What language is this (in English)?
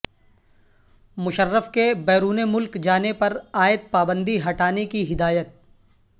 Urdu